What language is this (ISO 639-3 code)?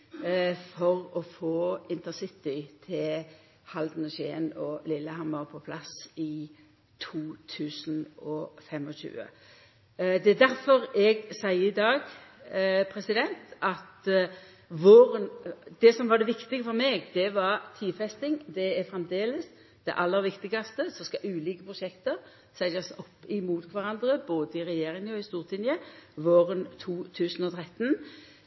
nno